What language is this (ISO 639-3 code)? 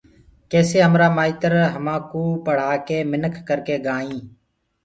ggg